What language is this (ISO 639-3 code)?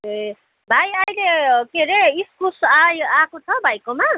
nep